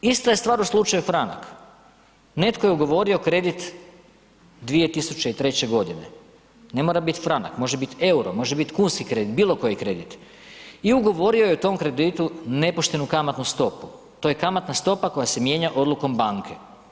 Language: Croatian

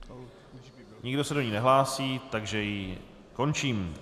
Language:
Czech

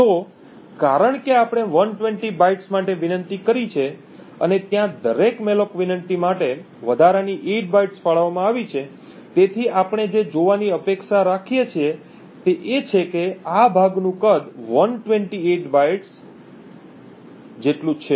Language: Gujarati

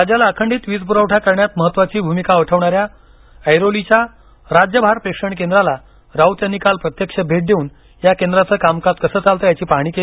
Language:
Marathi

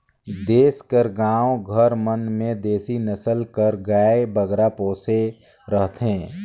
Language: Chhattisgarhi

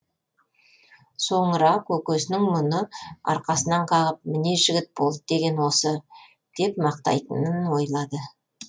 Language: Kazakh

